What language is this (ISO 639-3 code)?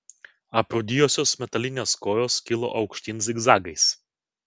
lit